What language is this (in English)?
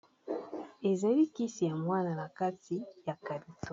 Lingala